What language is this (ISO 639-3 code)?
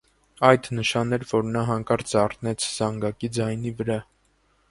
hye